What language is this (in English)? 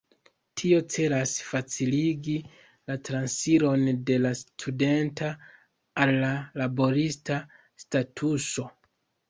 Esperanto